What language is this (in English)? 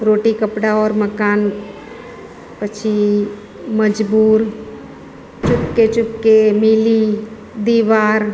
Gujarati